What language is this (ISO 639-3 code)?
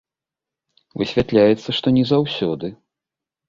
bel